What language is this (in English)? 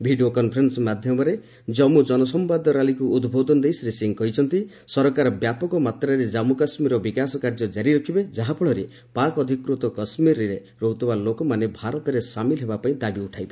Odia